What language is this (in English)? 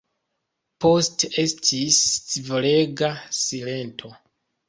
Esperanto